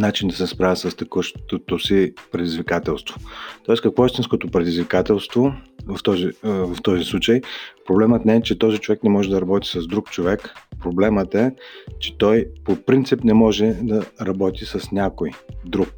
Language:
Bulgarian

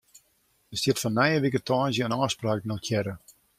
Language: Western Frisian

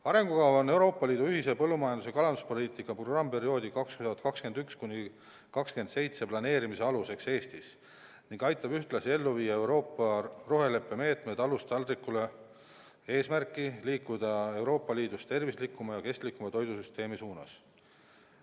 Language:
Estonian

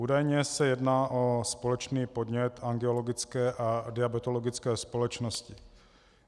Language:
Czech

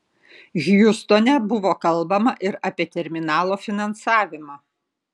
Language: Lithuanian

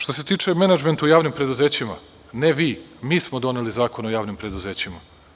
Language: Serbian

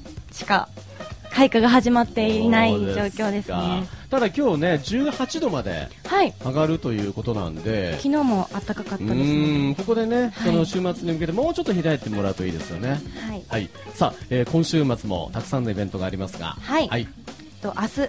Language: Japanese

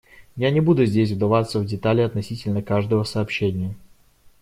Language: Russian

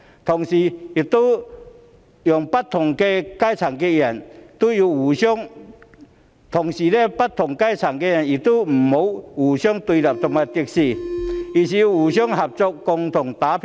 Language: Cantonese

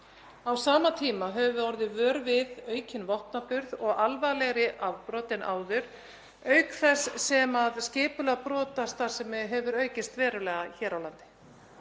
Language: Icelandic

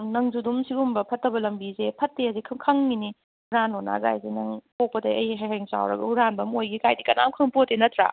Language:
Manipuri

